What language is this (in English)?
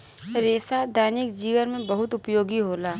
Bhojpuri